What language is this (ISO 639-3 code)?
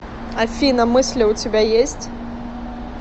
rus